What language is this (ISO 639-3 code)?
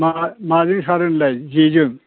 brx